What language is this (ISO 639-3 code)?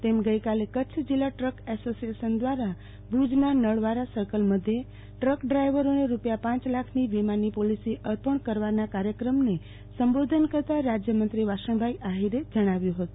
guj